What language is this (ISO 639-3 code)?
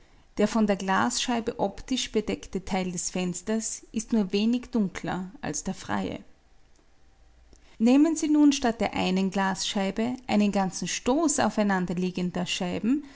deu